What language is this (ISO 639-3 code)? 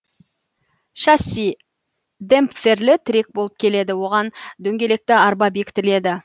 kaz